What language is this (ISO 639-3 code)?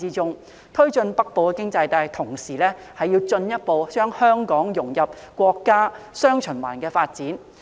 yue